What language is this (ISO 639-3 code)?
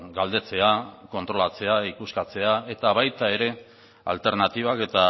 eus